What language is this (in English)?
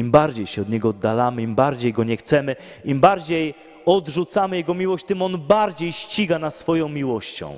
Polish